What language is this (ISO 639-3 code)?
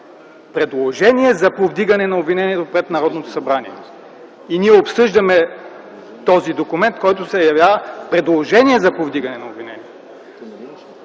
bul